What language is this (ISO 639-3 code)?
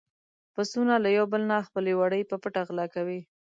pus